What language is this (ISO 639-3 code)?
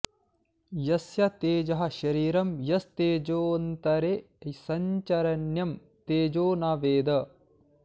san